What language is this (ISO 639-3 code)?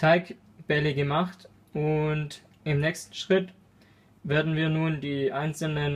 deu